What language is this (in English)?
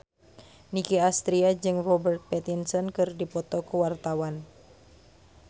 Sundanese